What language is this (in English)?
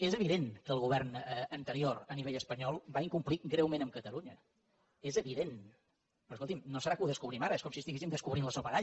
Catalan